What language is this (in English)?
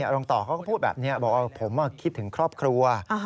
Thai